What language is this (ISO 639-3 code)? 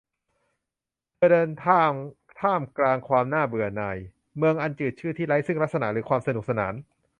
tha